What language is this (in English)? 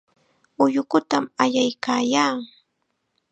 Chiquián Ancash Quechua